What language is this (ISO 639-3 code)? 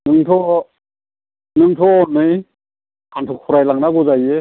brx